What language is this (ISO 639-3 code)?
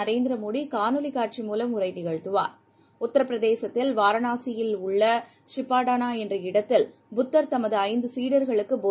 tam